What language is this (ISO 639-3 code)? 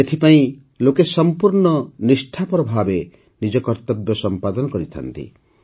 ori